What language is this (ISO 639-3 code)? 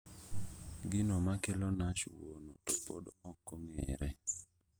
luo